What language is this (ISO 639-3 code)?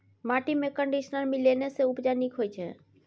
mai